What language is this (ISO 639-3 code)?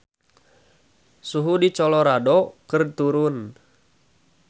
sun